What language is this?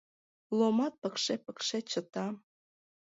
Mari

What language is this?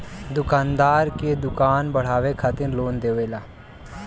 Bhojpuri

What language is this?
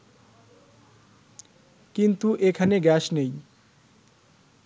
Bangla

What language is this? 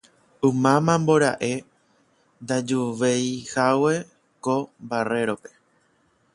Guarani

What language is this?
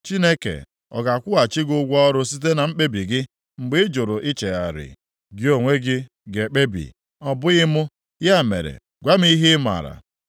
Igbo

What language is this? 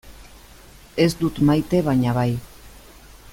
Basque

